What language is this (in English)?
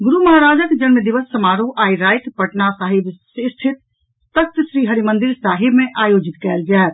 Maithili